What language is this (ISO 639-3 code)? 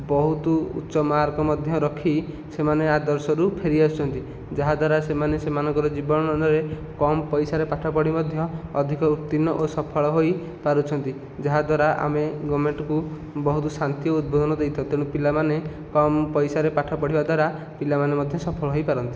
ori